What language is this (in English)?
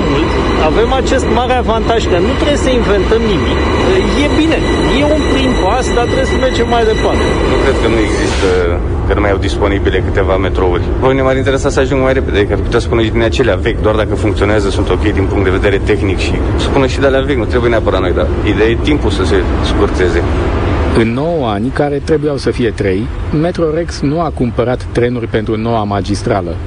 Romanian